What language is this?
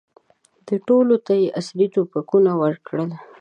Pashto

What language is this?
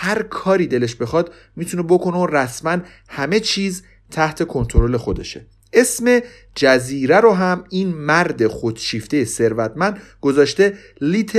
Persian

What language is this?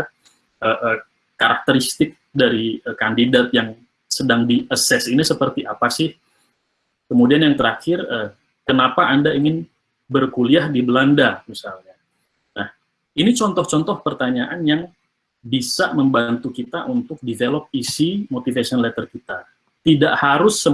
Indonesian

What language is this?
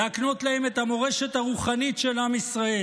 Hebrew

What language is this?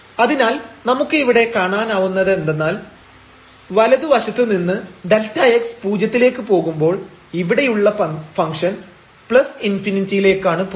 Malayalam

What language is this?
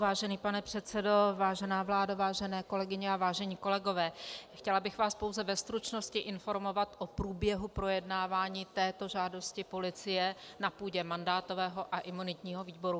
Czech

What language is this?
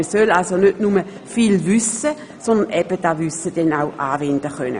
Swiss German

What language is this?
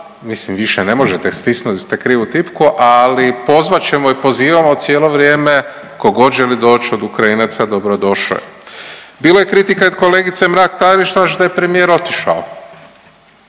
Croatian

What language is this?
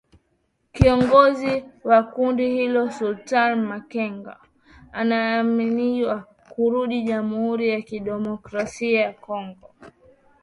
Swahili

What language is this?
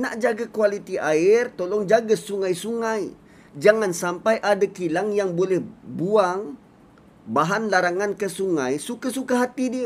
Malay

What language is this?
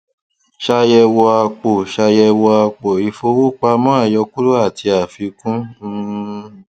Yoruba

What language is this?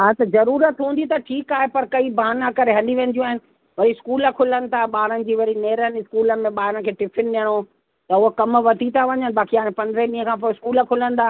Sindhi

